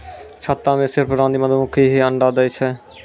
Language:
Maithili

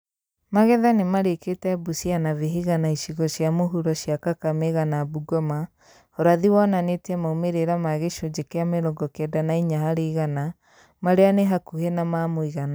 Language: Kikuyu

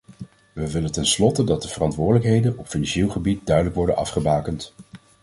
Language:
Dutch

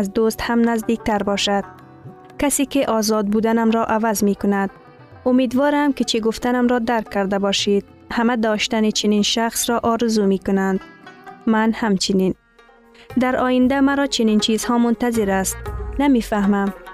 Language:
Persian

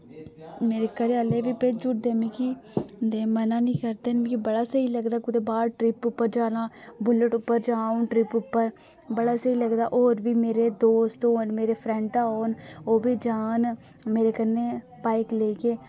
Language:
Dogri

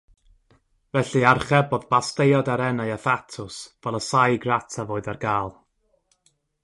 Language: Welsh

